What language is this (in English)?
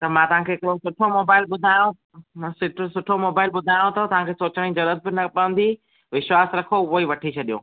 Sindhi